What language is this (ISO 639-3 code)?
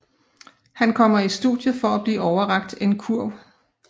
dan